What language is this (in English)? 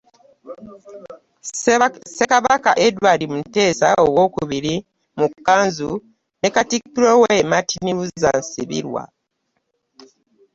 Ganda